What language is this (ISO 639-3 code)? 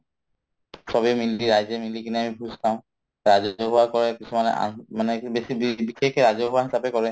asm